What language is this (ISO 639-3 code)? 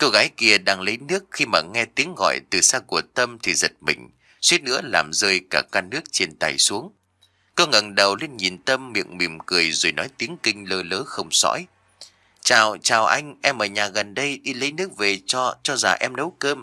vie